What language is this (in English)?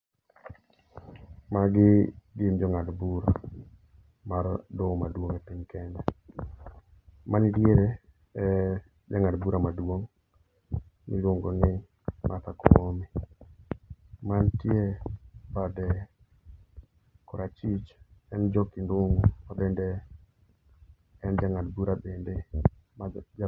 Luo (Kenya and Tanzania)